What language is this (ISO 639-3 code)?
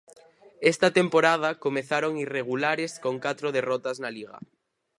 glg